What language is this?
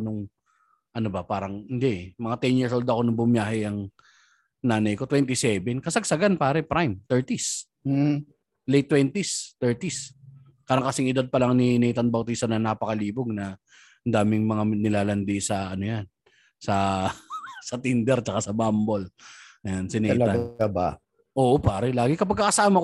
Filipino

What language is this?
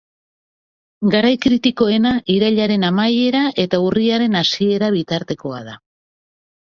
Basque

